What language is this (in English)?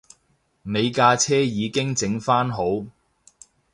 Cantonese